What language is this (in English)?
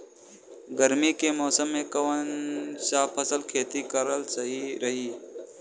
Bhojpuri